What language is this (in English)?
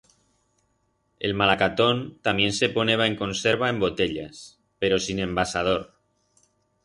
Aragonese